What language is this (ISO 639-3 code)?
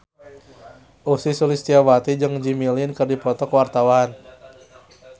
sun